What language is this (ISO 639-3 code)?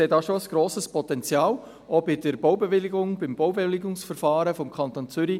gsw